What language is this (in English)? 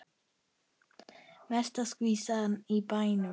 Icelandic